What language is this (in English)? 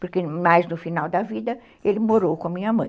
Portuguese